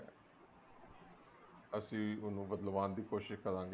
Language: Punjabi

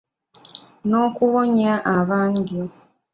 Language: Ganda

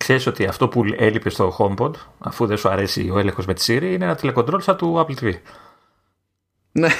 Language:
Greek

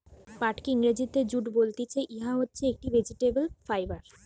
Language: Bangla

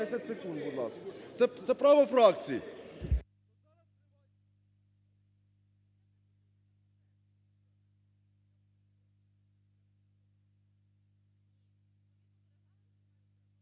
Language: Ukrainian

